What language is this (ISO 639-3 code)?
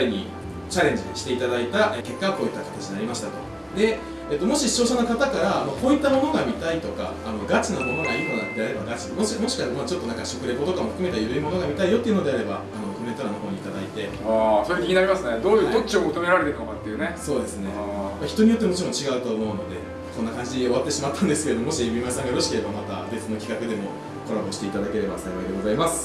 jpn